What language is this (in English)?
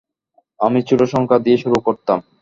Bangla